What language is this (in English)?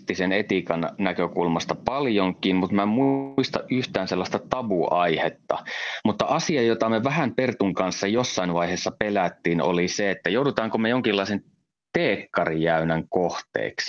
Finnish